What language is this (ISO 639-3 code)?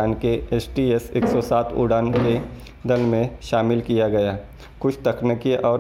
hin